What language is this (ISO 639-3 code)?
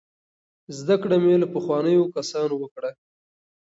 pus